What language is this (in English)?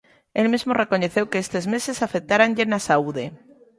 Galician